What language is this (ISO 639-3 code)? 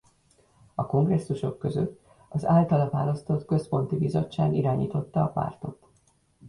hun